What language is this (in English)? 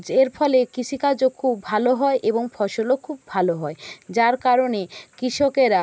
Bangla